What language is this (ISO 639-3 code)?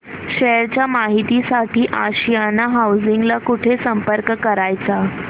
mar